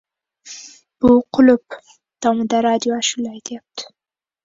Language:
Uzbek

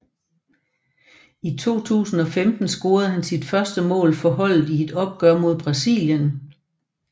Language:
Danish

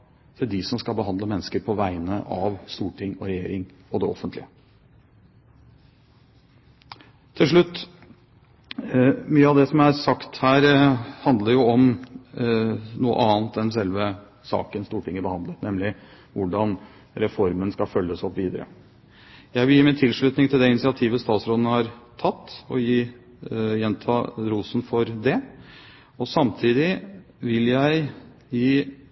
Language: Norwegian Bokmål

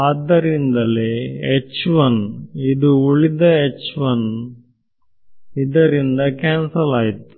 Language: Kannada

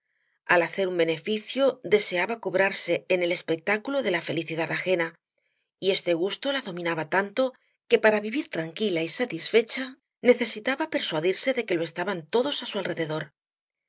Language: Spanish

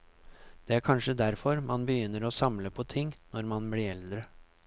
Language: Norwegian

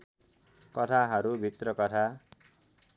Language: Nepali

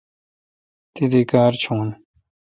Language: Kalkoti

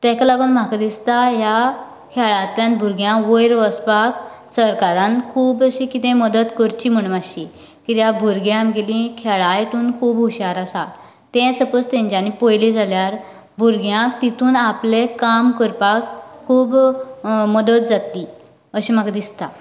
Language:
Konkani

